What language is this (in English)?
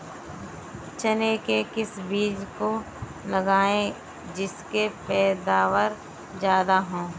Hindi